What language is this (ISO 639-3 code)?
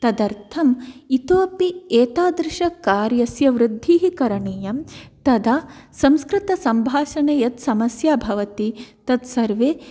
san